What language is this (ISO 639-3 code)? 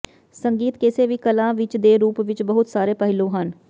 pan